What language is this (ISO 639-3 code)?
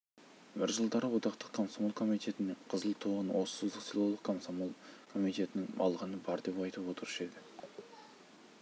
kaz